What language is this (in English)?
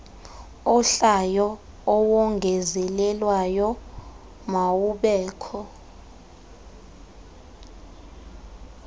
Xhosa